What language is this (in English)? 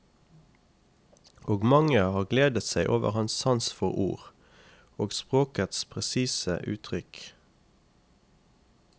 Norwegian